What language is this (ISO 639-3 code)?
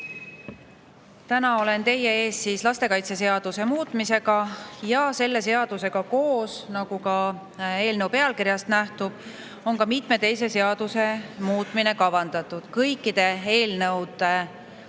est